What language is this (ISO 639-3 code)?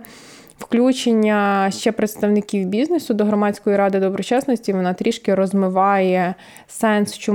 ukr